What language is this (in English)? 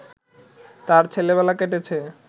Bangla